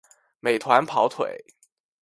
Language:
Chinese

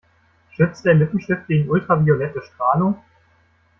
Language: German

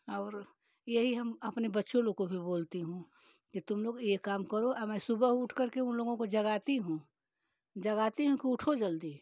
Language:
Hindi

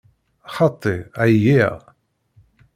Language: Kabyle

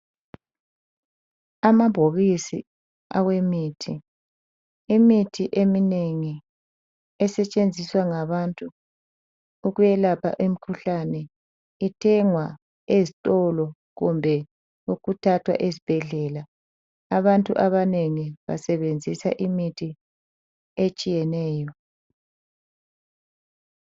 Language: North Ndebele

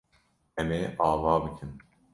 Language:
Kurdish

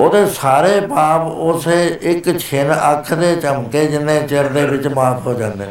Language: Punjabi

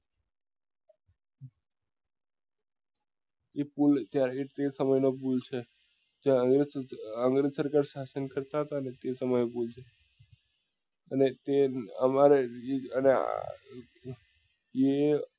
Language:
Gujarati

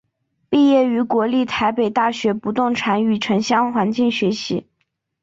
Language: Chinese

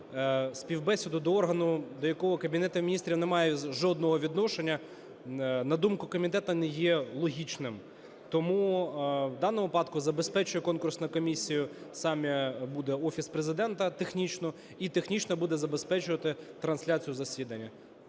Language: Ukrainian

